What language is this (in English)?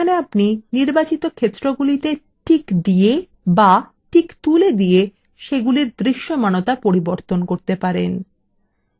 Bangla